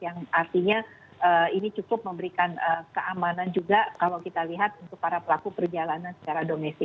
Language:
Indonesian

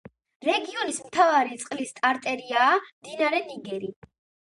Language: Georgian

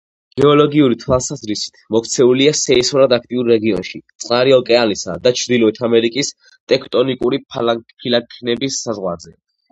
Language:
Georgian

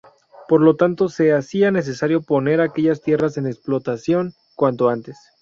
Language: Spanish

